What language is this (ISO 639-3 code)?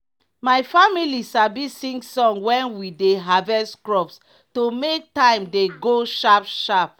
pcm